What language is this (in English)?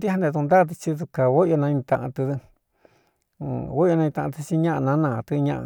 Cuyamecalco Mixtec